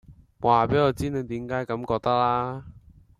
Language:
Cantonese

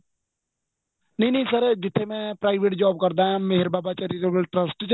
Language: Punjabi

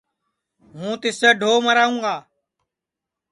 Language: Sansi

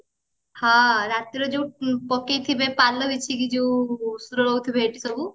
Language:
Odia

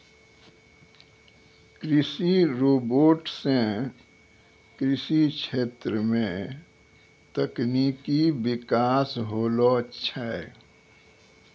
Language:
Maithili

